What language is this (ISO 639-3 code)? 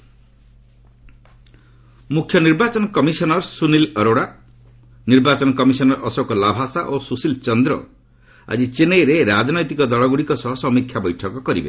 ori